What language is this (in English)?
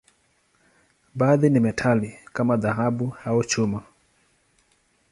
Swahili